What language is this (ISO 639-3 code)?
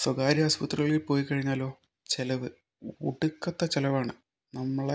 mal